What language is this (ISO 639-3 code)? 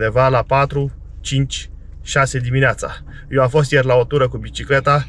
ron